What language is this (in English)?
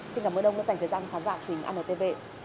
Vietnamese